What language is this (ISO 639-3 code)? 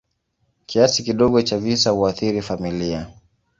swa